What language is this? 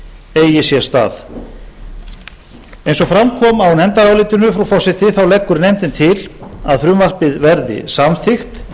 Icelandic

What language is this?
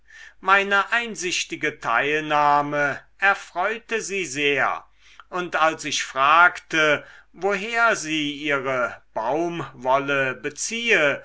German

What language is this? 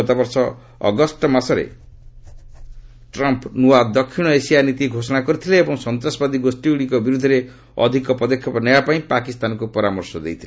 Odia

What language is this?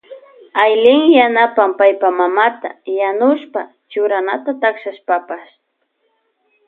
Loja Highland Quichua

